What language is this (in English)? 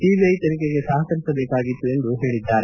Kannada